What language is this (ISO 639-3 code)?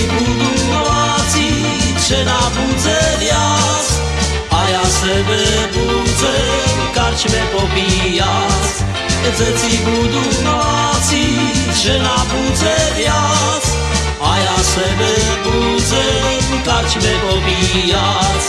slk